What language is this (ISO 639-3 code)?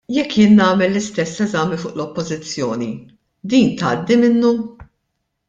mlt